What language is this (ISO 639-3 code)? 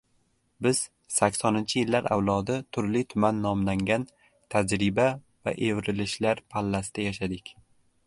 uzb